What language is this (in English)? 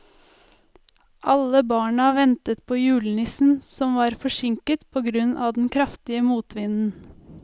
Norwegian